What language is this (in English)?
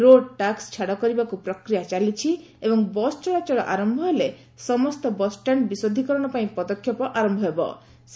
Odia